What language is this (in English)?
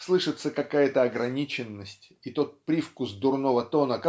Russian